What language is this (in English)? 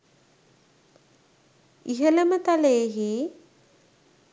Sinhala